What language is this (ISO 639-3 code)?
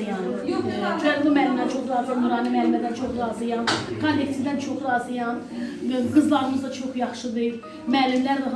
tur